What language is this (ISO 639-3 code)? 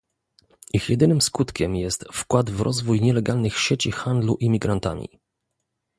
pol